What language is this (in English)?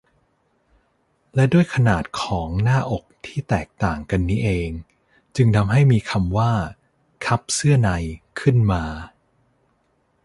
Thai